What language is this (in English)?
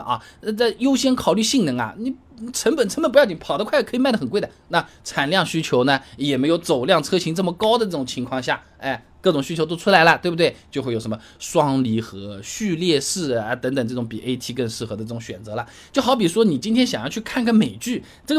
Chinese